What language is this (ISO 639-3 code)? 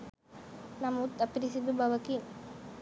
sin